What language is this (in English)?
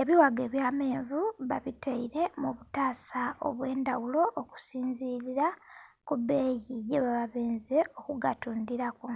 Soga